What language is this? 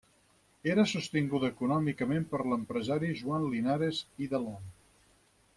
Catalan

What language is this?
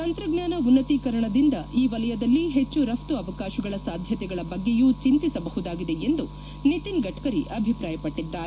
Kannada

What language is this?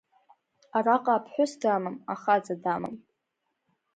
Abkhazian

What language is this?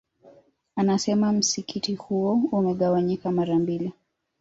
Swahili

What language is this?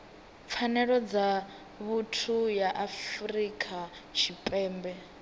Venda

